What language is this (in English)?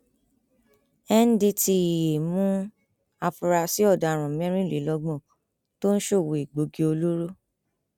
Yoruba